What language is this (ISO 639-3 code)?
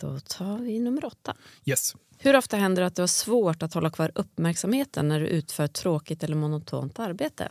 swe